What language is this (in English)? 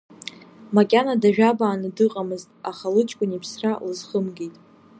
Abkhazian